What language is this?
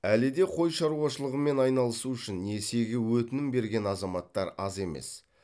Kazakh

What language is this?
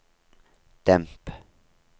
Norwegian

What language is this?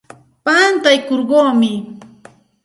Santa Ana de Tusi Pasco Quechua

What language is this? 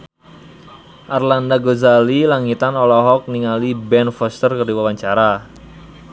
Sundanese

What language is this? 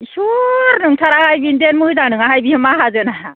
Bodo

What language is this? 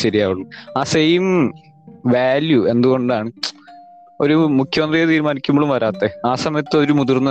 Malayalam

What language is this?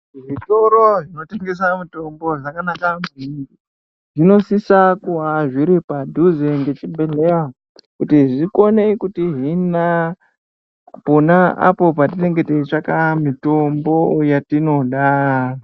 Ndau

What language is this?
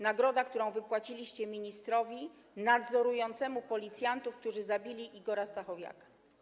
Polish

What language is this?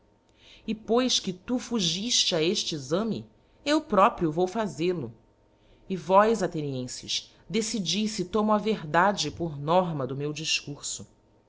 Portuguese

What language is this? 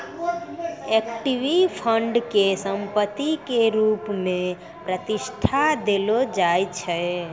Maithili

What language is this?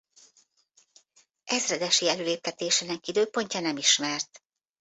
Hungarian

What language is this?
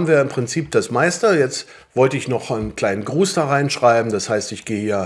German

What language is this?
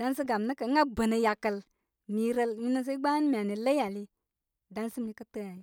Koma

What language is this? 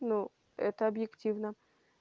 Russian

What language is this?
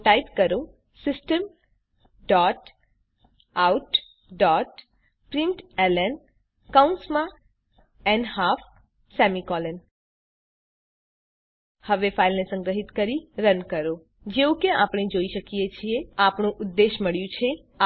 Gujarati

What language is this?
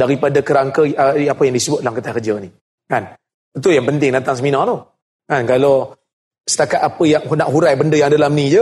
Malay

